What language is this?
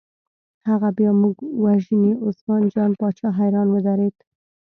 Pashto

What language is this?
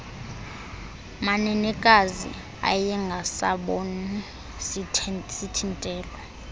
Xhosa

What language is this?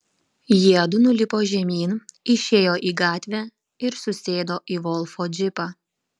Lithuanian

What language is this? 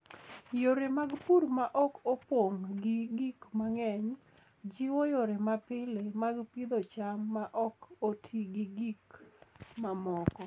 Luo (Kenya and Tanzania)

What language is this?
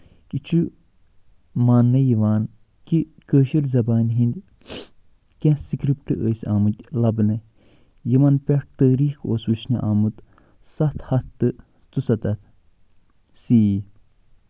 Kashmiri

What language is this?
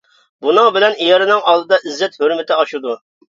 Uyghur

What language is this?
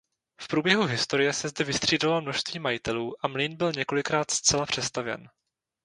Czech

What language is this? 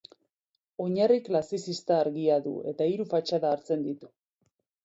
Basque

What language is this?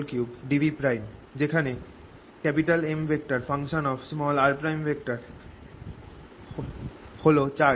Bangla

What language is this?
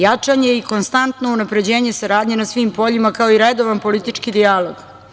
Serbian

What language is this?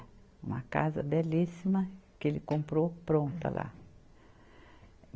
Portuguese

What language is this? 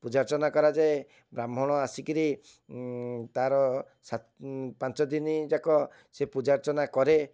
Odia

